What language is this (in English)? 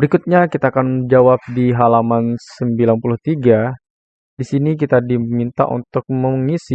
Indonesian